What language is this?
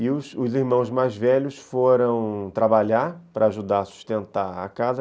Portuguese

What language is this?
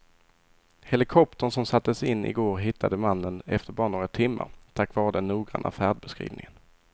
Swedish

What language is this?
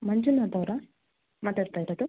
Kannada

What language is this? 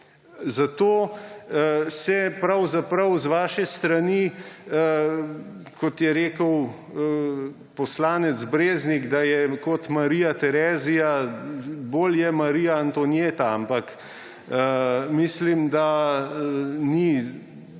Slovenian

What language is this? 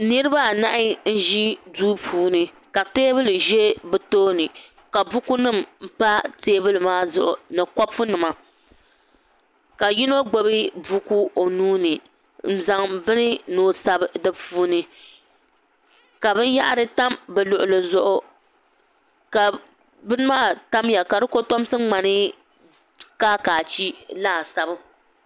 Dagbani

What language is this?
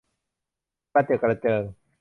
Thai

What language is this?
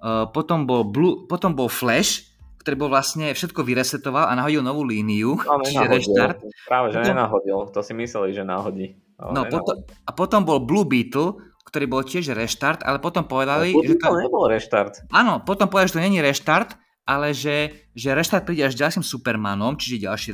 Slovak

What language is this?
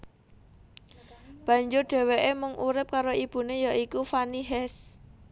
Javanese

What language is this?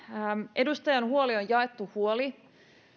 Finnish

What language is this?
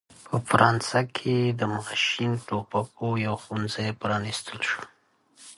English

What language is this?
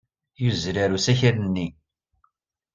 Kabyle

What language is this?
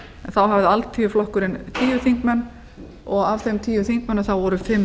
Icelandic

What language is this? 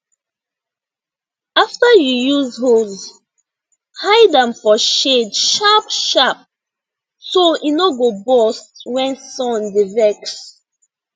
Nigerian Pidgin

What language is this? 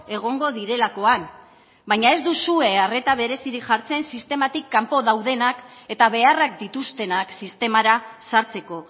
Basque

